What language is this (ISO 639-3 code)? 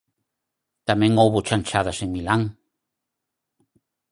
glg